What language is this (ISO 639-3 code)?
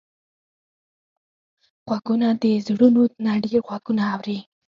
pus